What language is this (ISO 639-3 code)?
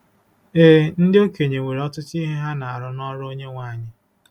ibo